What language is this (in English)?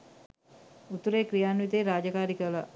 Sinhala